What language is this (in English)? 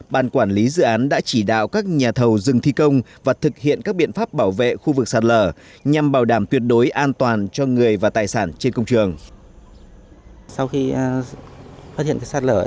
Vietnamese